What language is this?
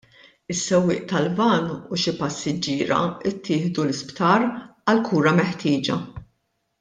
Maltese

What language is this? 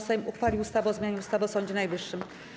Polish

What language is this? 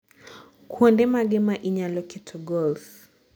Luo (Kenya and Tanzania)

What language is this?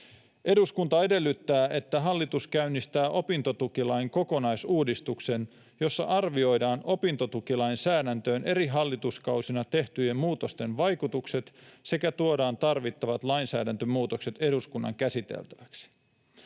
Finnish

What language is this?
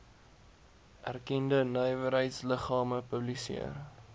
Afrikaans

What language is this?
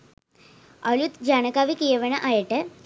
Sinhala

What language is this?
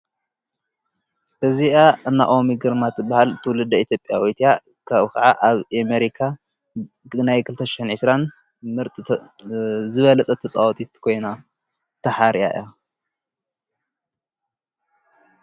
Tigrinya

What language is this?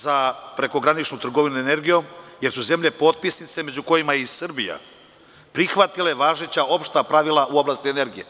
Serbian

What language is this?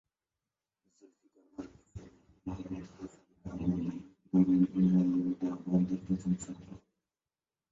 Bangla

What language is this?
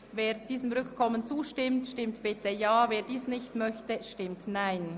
Swiss German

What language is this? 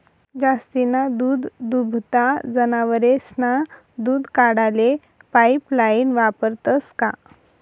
Marathi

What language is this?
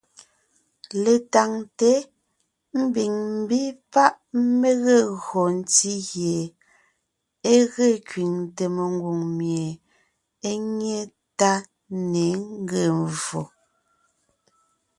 Ngiemboon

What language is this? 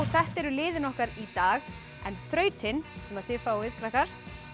Icelandic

